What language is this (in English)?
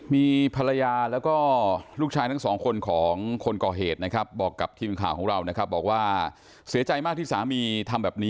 Thai